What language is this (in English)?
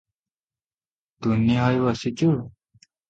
Odia